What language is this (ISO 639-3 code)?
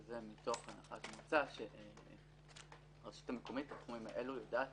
heb